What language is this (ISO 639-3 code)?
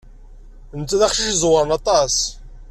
kab